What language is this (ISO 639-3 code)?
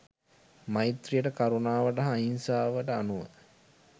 sin